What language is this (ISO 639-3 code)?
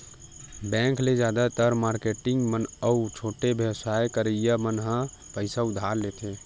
hne